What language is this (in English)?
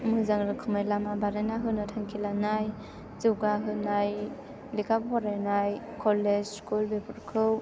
Bodo